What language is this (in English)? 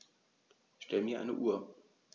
German